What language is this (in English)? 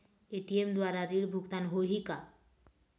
Chhattisgarhi